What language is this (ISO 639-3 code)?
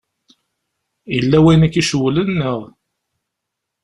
kab